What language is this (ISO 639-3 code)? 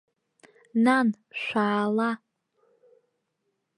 abk